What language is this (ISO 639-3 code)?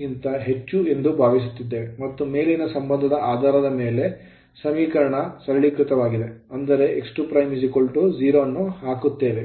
kan